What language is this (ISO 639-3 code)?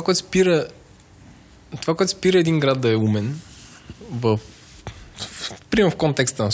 bul